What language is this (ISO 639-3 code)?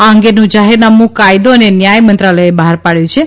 guj